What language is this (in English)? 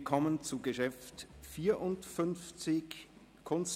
Swiss German